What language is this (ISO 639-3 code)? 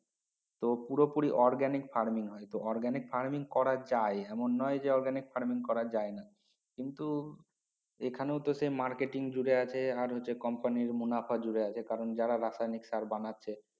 ben